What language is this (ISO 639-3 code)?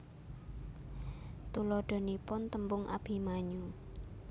jav